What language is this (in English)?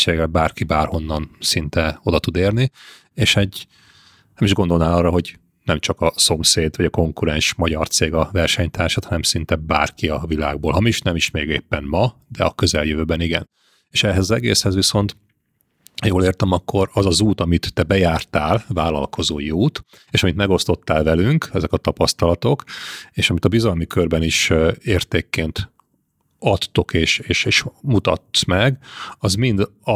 Hungarian